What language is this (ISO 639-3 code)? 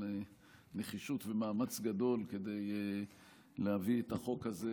heb